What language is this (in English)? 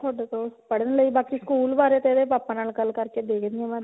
Punjabi